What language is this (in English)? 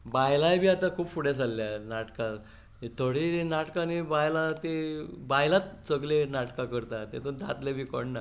Konkani